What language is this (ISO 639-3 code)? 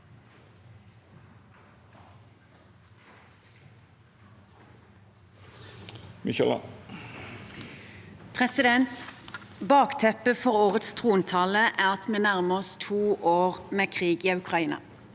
nor